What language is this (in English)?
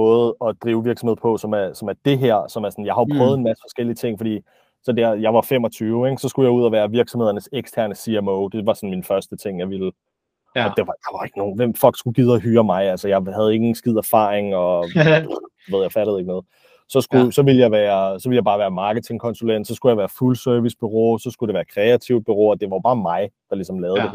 Danish